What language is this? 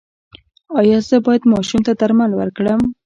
Pashto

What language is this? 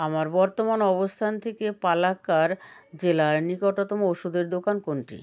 Bangla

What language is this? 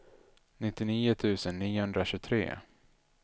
Swedish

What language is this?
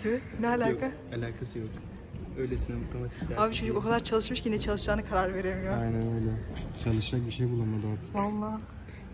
Turkish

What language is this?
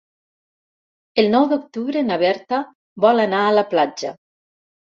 Catalan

